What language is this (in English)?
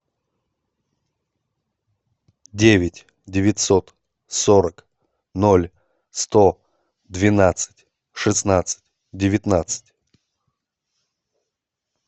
Russian